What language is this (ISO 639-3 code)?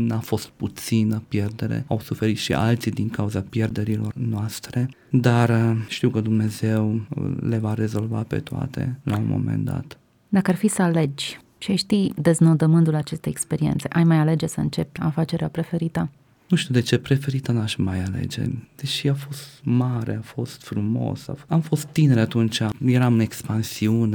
ron